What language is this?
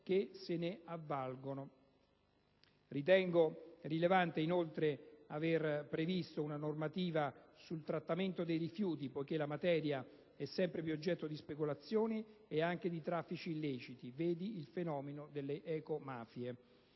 Italian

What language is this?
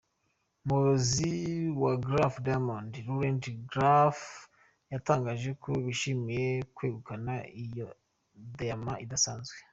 Kinyarwanda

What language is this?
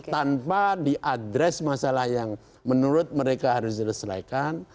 Indonesian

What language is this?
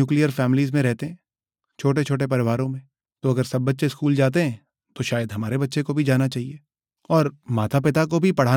Hindi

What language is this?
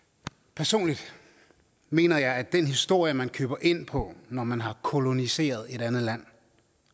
Danish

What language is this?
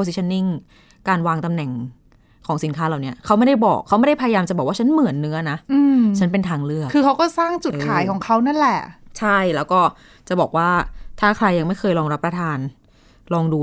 Thai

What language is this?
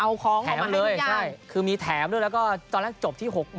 Thai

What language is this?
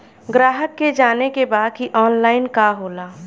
Bhojpuri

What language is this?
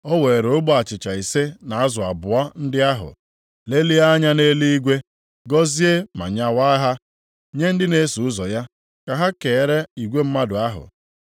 Igbo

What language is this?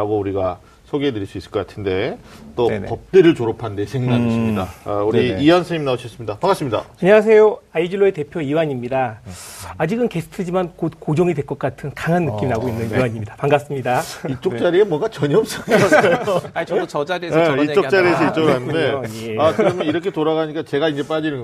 Korean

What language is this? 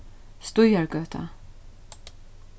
Faroese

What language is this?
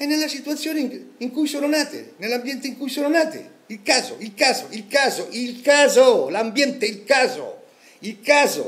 Italian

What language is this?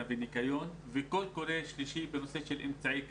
Hebrew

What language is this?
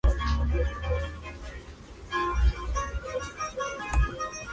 Spanish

